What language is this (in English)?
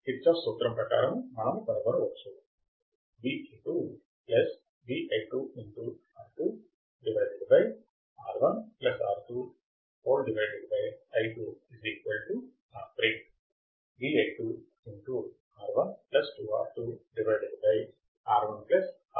Telugu